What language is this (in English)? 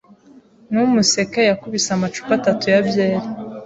Kinyarwanda